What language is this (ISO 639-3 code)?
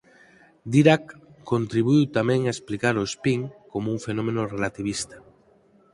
glg